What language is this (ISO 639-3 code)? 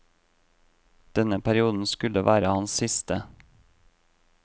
nor